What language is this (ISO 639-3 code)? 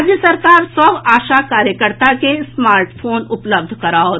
mai